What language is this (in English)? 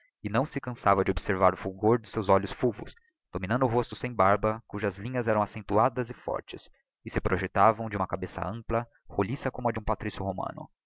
Portuguese